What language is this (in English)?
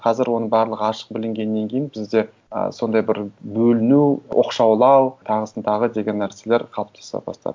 Kazakh